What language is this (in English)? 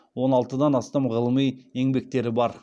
Kazakh